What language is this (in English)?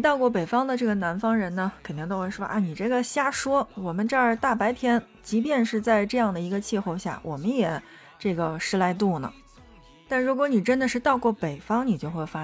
Chinese